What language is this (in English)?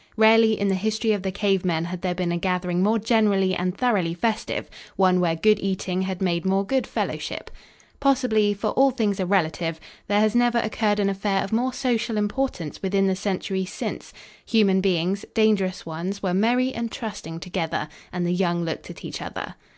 English